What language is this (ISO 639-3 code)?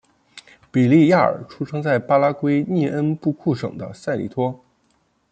zho